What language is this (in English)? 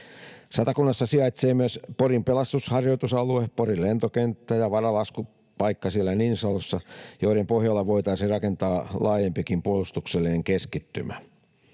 Finnish